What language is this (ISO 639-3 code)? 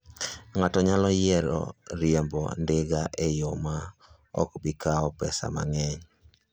luo